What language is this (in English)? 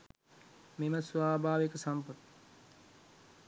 Sinhala